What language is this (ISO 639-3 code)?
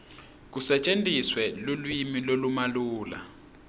ssw